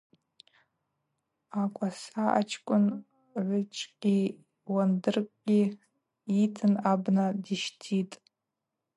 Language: Abaza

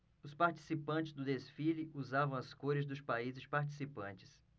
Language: Portuguese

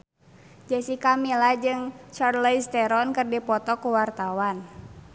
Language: Sundanese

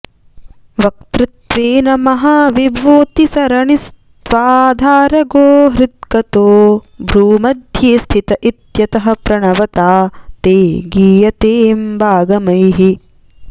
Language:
Sanskrit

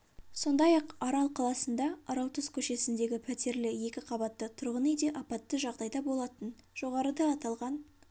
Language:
Kazakh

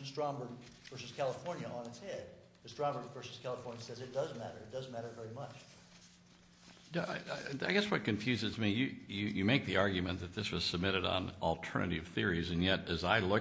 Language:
English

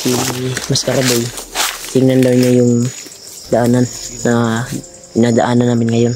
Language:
Filipino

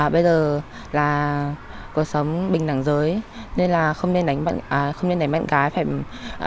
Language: Vietnamese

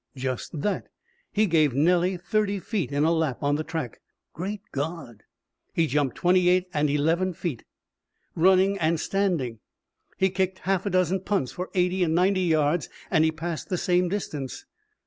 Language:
English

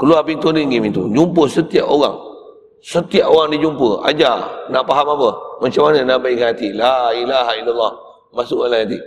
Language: Malay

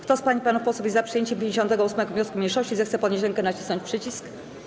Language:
Polish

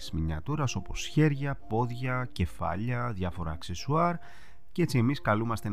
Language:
Greek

